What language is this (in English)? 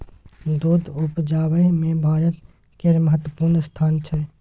Maithili